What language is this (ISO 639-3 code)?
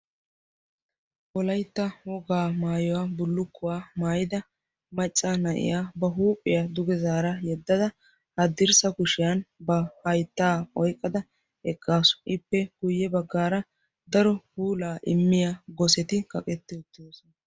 wal